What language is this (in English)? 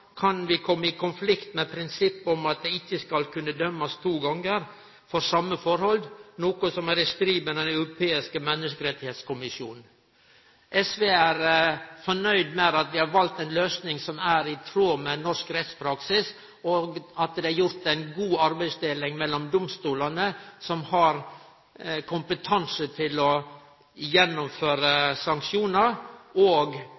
Norwegian Nynorsk